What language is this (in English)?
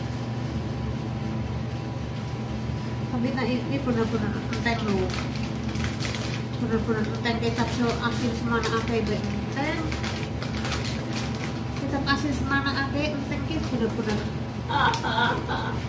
Indonesian